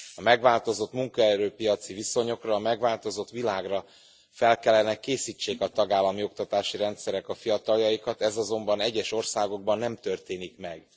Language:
Hungarian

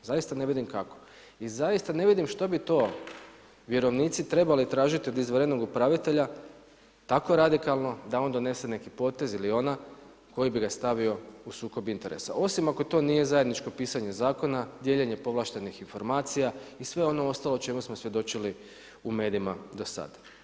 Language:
Croatian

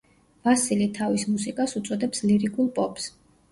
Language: Georgian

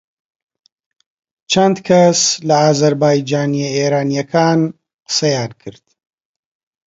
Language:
Central Kurdish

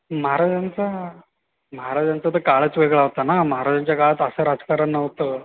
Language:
Marathi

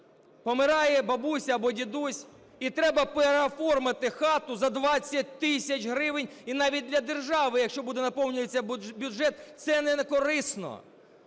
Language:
Ukrainian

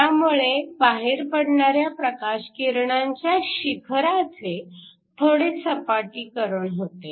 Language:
Marathi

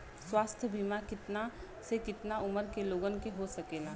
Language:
Bhojpuri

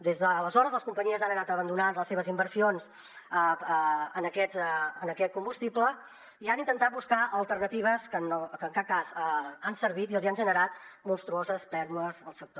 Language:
Catalan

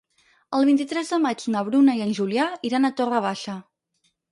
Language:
Catalan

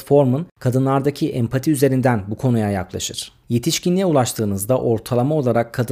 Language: Turkish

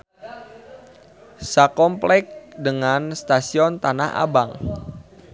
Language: Sundanese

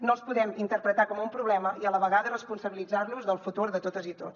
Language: Catalan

